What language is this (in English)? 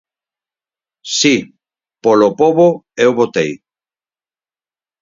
Galician